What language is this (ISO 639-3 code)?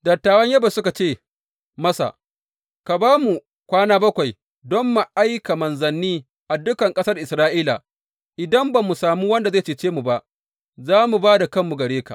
hau